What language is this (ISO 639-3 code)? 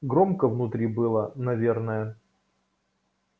rus